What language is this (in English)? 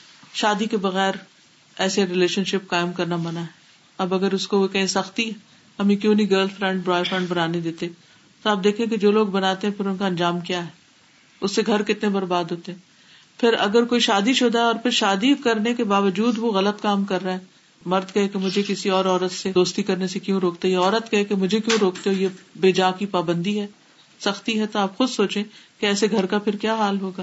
Urdu